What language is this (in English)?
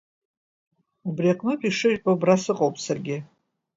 Abkhazian